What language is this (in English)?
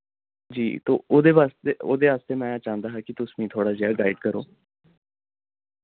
Dogri